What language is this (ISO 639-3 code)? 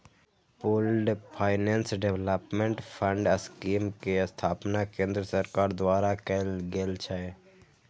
mai